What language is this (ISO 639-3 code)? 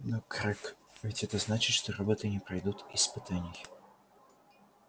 rus